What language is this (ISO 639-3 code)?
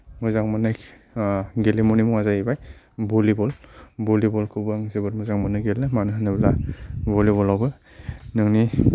brx